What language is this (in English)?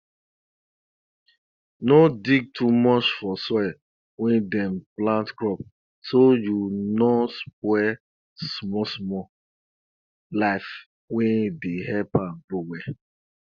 Nigerian Pidgin